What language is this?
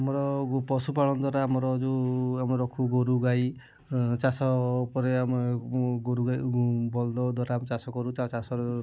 Odia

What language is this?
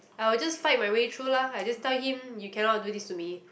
English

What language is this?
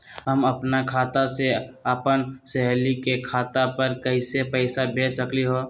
Magahi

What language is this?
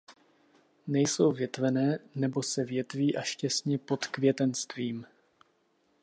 Czech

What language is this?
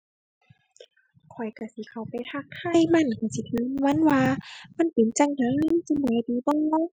Thai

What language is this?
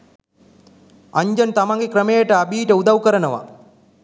Sinhala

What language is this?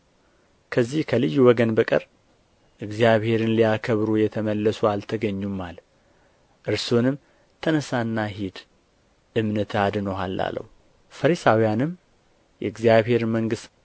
Amharic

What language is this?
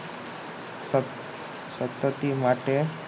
Gujarati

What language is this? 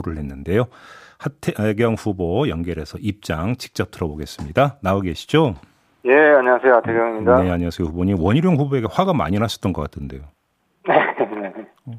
Korean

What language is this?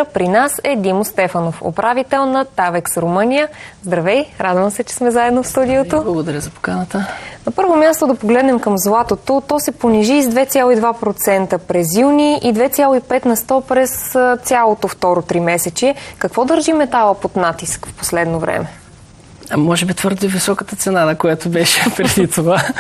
Bulgarian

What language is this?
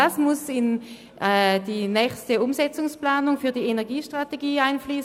Swiss German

